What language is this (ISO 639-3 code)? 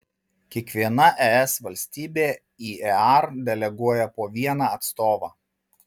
lit